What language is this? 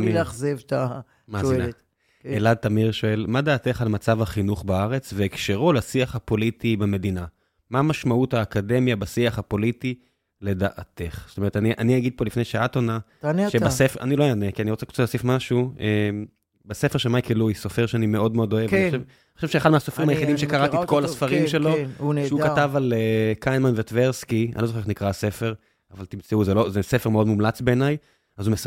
Hebrew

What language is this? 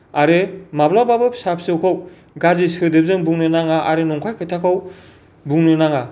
Bodo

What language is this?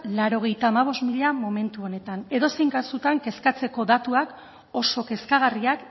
Basque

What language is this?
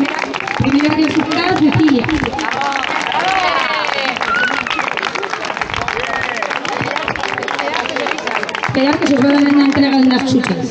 Spanish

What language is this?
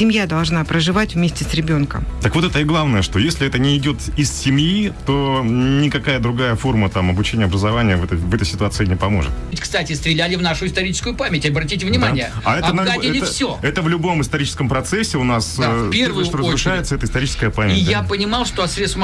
Russian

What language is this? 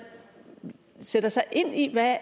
Danish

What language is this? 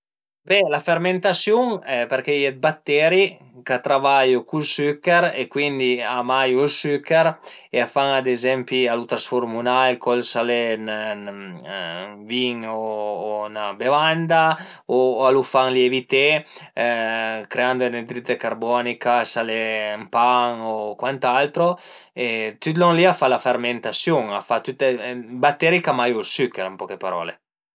Piedmontese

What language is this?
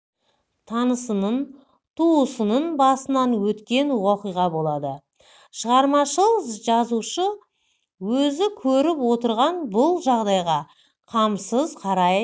Kazakh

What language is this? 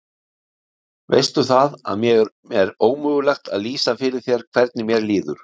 Icelandic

